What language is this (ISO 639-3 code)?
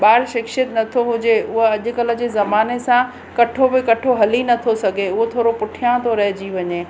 snd